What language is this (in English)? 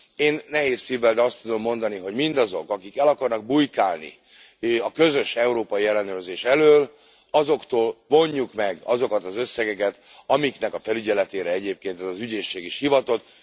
Hungarian